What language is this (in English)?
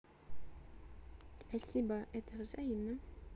Russian